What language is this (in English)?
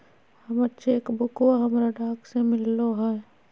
Magahi